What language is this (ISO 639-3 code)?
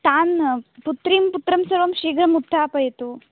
san